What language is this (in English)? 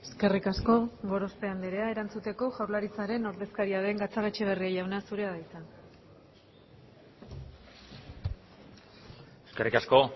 Basque